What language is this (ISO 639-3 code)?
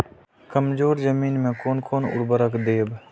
mai